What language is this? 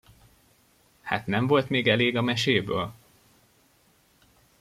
Hungarian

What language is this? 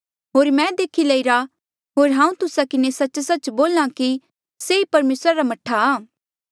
Mandeali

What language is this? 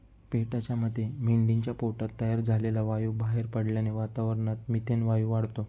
Marathi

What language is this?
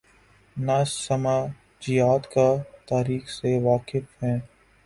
Urdu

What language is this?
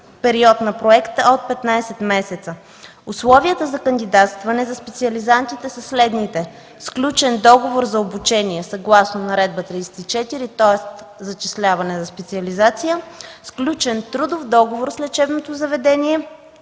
Bulgarian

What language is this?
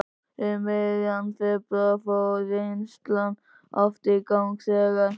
Icelandic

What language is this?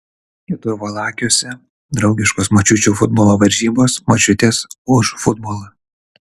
Lithuanian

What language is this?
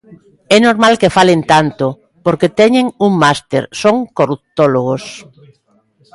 Galician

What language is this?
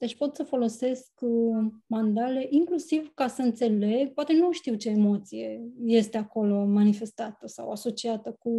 Romanian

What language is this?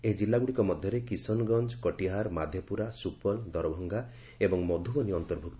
Odia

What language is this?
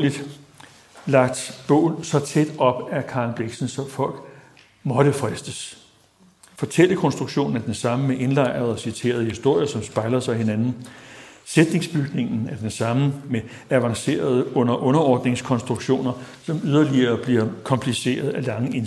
Danish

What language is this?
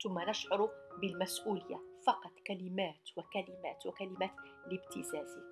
Arabic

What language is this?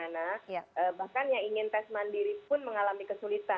Indonesian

